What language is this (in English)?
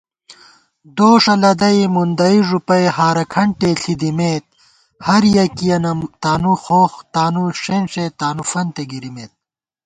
Gawar-Bati